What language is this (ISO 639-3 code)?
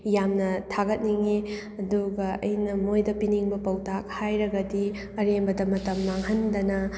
mni